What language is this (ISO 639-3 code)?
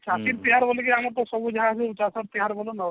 ori